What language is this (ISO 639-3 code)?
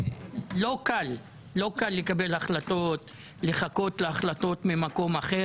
heb